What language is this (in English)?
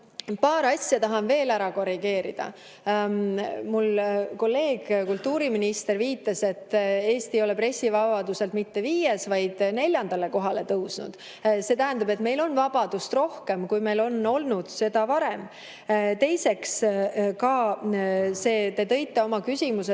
Estonian